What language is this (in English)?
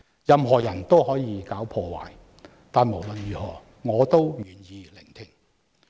Cantonese